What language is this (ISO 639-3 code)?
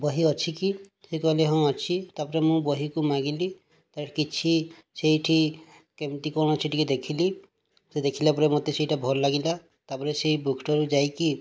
ori